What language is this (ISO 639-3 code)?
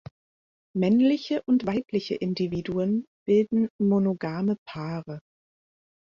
deu